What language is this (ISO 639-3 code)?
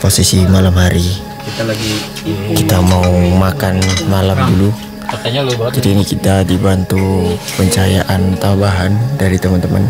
ind